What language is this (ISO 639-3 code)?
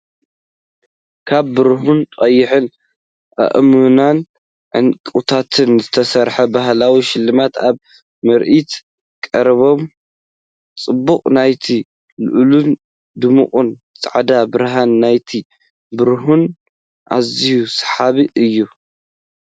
tir